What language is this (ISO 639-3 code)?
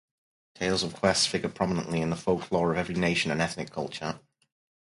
eng